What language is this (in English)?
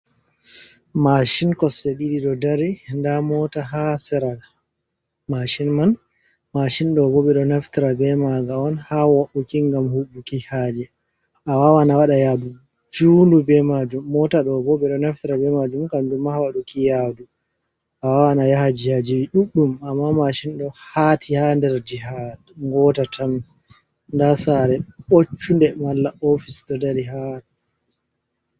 Fula